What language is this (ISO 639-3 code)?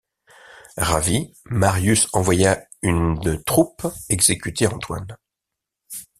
fra